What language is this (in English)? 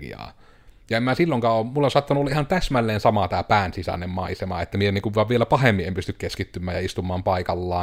Finnish